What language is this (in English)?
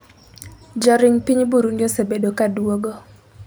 Luo (Kenya and Tanzania)